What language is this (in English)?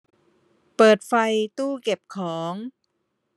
Thai